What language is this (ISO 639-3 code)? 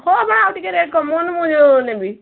ori